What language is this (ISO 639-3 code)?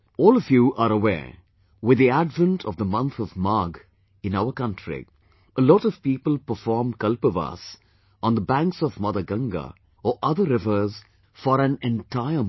eng